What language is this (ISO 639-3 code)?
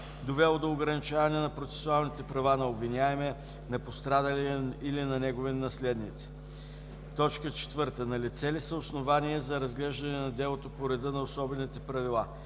bul